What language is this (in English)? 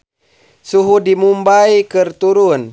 Sundanese